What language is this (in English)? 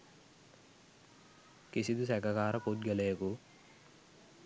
Sinhala